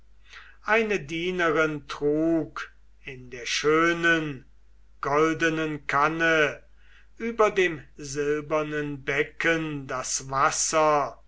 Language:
German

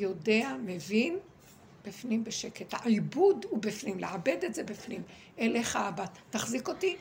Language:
Hebrew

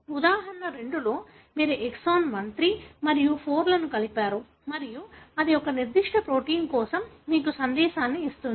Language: Telugu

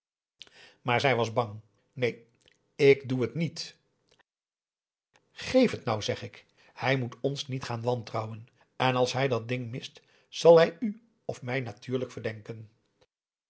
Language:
Dutch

